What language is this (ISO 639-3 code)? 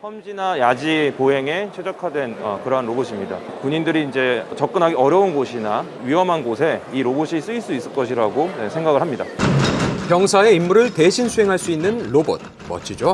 kor